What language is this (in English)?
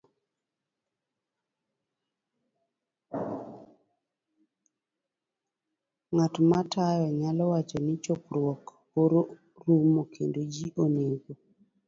Luo (Kenya and Tanzania)